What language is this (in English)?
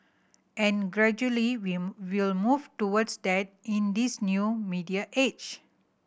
English